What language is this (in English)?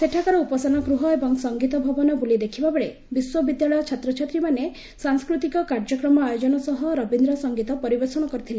Odia